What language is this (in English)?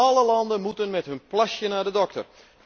Dutch